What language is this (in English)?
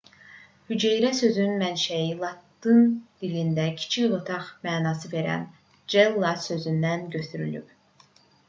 Azerbaijani